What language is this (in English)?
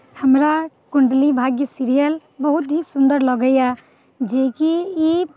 Maithili